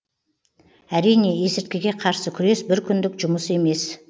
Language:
Kazakh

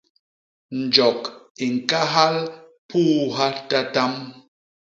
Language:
Basaa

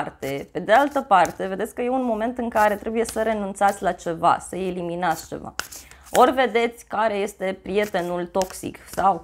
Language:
Romanian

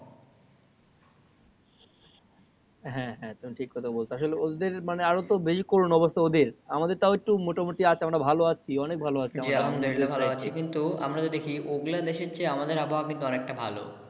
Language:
Bangla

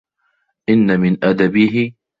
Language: Arabic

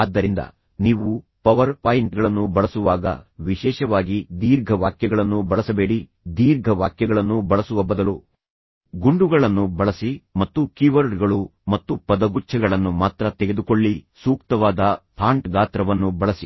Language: Kannada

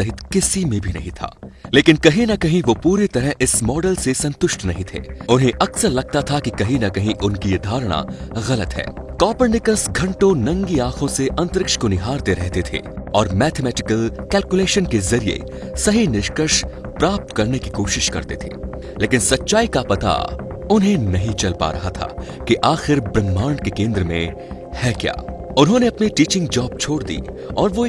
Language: Hindi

